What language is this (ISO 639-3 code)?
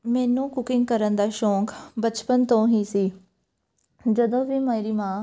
pan